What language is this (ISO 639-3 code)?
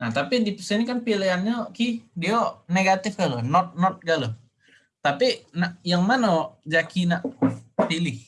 ind